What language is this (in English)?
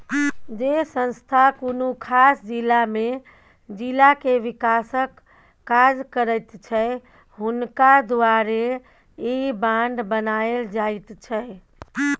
Maithili